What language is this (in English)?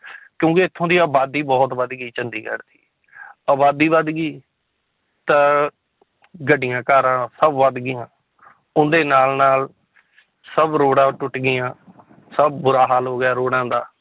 Punjabi